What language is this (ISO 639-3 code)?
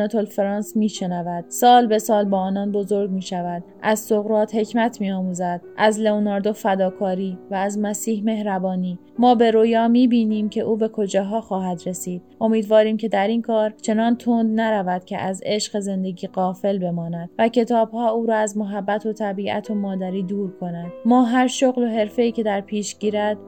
fas